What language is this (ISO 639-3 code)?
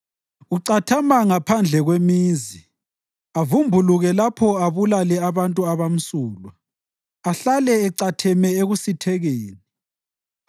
nde